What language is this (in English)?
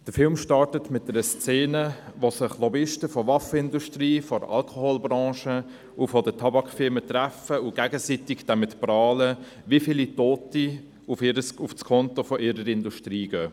Swiss German